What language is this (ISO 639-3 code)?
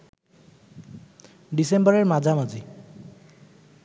ben